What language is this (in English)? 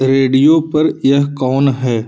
Hindi